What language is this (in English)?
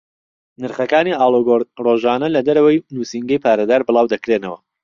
Central Kurdish